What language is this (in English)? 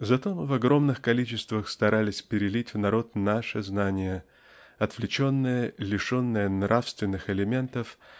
Russian